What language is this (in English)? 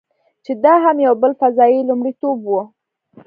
Pashto